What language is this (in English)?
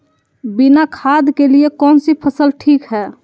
Magahi